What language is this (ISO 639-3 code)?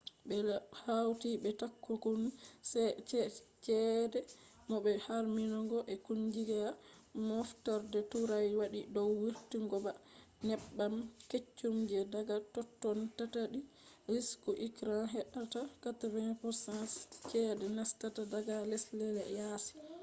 ful